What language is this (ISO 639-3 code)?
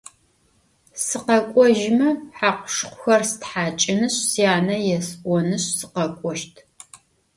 ady